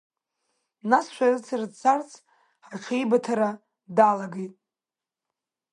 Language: Abkhazian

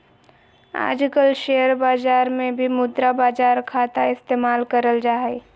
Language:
Magahi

